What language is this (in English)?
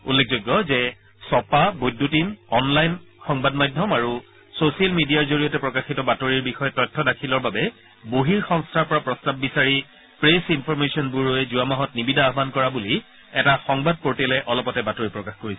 Assamese